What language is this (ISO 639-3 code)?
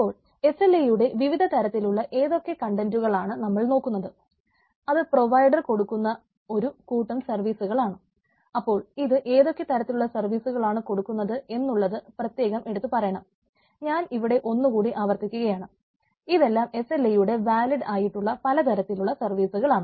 mal